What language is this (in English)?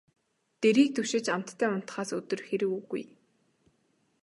Mongolian